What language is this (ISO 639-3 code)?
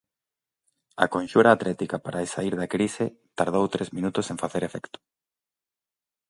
glg